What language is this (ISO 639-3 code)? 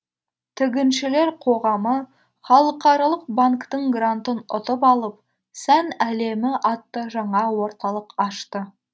kaz